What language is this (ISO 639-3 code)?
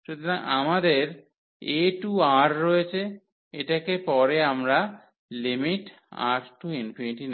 ben